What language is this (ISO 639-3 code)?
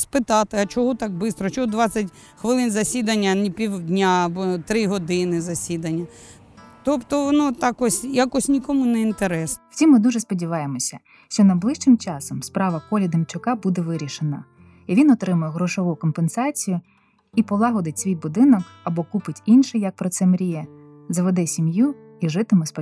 ukr